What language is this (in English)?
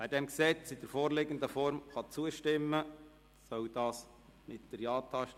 Swiss German